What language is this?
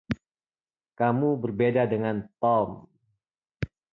Indonesian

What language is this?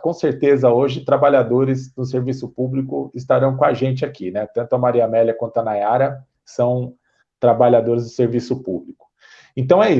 Portuguese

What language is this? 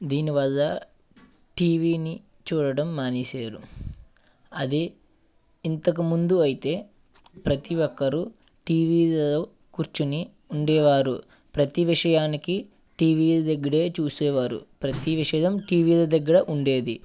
Telugu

